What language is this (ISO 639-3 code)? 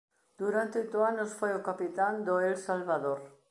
glg